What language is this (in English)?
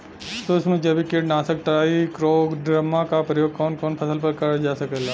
Bhojpuri